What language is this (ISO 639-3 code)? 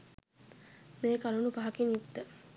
sin